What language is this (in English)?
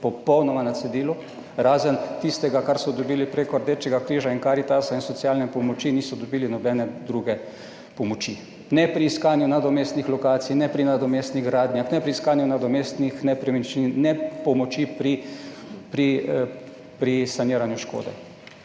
Slovenian